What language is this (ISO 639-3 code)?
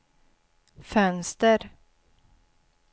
swe